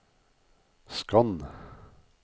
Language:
Norwegian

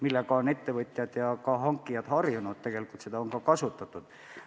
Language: Estonian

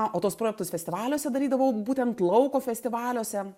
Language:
Lithuanian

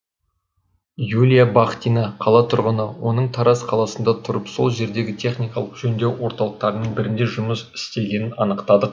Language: Kazakh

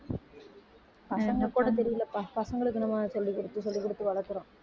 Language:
Tamil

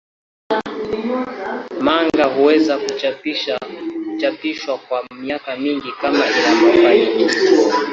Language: Swahili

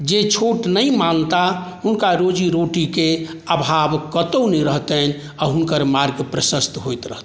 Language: Maithili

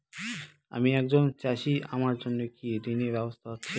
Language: Bangla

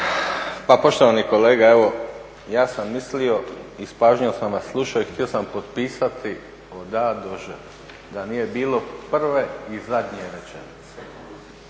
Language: Croatian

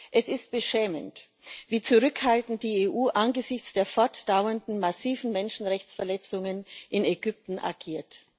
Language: German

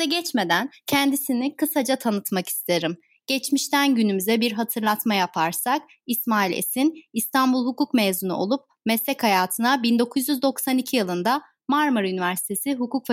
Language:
Turkish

